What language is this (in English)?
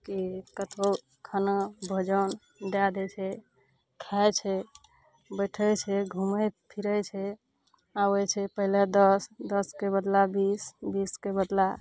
Maithili